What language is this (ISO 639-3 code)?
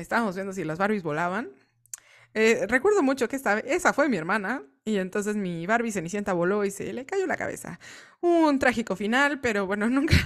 spa